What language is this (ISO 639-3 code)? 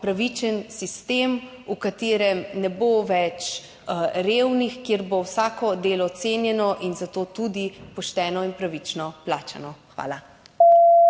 slv